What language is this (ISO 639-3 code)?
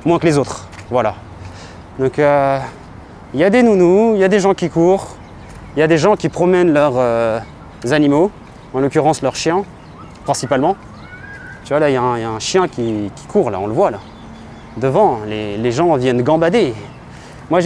fra